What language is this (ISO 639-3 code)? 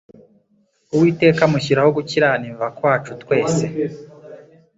kin